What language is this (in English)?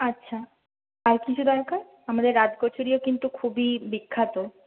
Bangla